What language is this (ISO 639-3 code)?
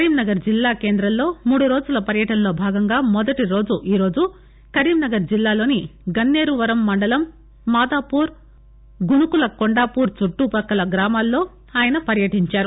tel